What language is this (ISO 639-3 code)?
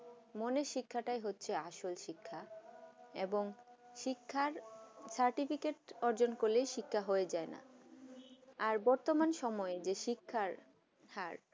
ben